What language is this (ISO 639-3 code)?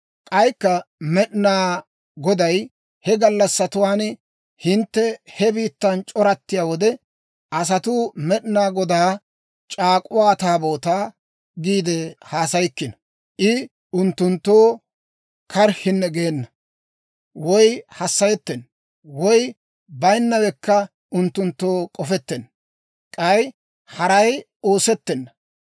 dwr